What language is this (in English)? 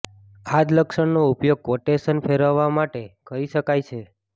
Gujarati